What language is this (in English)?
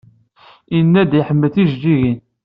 Kabyle